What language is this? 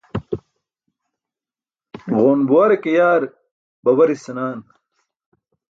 Burushaski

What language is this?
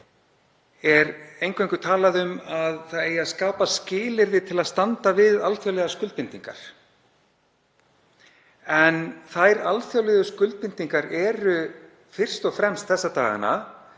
Icelandic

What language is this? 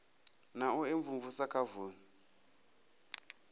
Venda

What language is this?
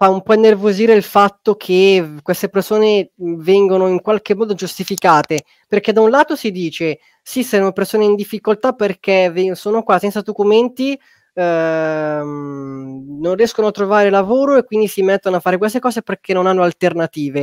Italian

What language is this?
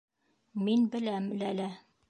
Bashkir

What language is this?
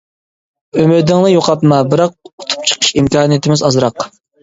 Uyghur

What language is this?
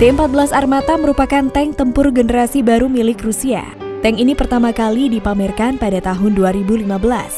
Indonesian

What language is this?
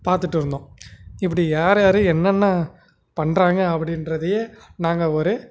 Tamil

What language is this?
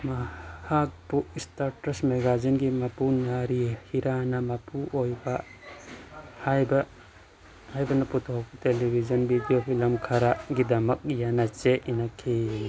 Manipuri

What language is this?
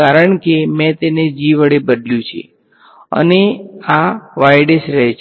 Gujarati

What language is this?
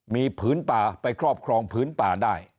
Thai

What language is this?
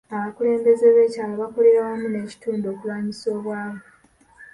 Ganda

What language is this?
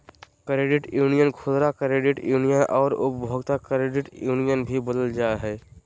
Magahi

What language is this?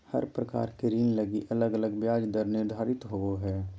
Magahi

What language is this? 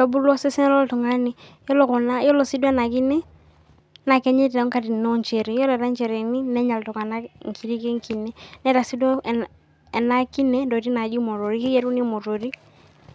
Masai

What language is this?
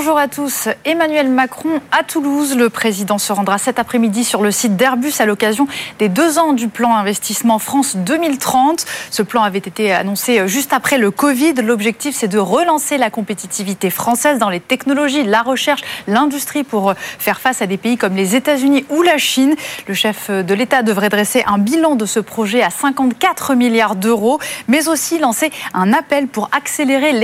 French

